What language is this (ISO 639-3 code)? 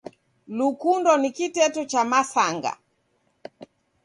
dav